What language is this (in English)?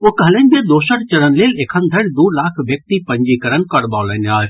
Maithili